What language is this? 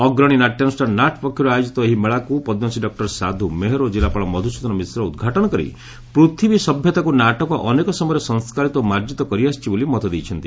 Odia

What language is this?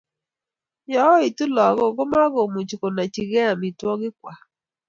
Kalenjin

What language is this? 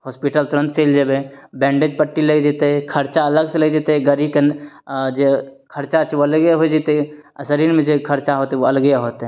Maithili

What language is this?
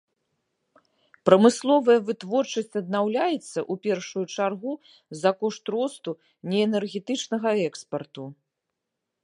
Belarusian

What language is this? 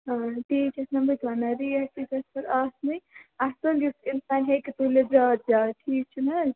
Kashmiri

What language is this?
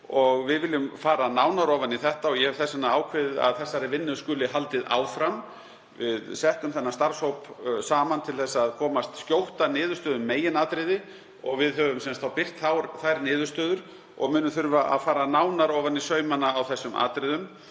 Icelandic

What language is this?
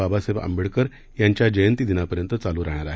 Marathi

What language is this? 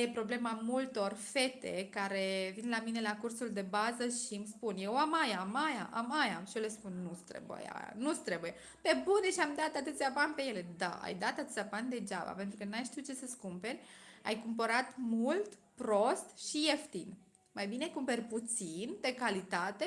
Romanian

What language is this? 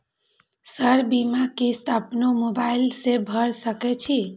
Maithili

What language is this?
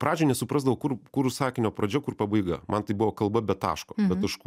Lithuanian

